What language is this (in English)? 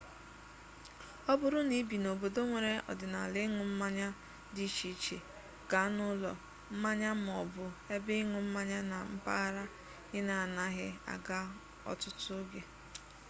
Igbo